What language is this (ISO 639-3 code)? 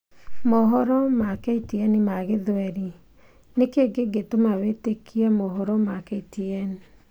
kik